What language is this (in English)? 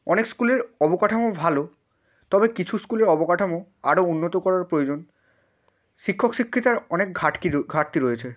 Bangla